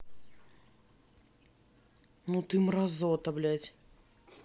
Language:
Russian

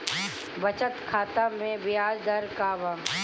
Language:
Bhojpuri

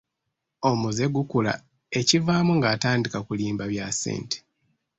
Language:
Ganda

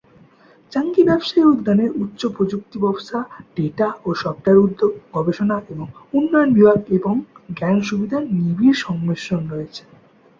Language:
Bangla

